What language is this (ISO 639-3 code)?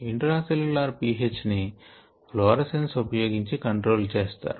tel